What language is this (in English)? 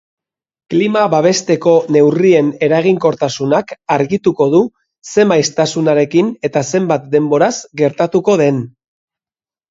Basque